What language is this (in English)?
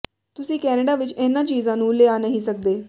Punjabi